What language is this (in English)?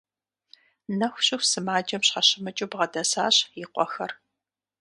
Kabardian